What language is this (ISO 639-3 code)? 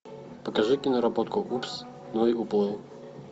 rus